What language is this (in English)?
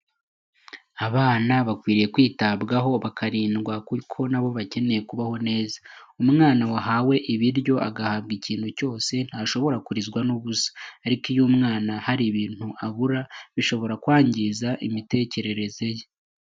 Kinyarwanda